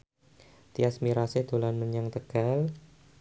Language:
Javanese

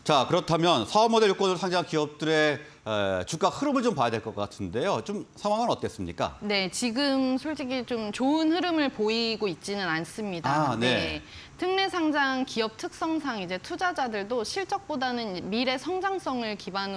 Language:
Korean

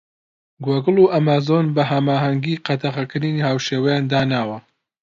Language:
Central Kurdish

